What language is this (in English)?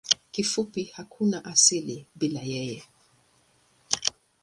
Swahili